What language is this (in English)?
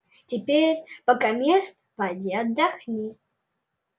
Russian